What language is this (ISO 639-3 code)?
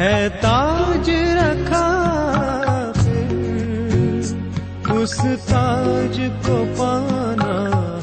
hin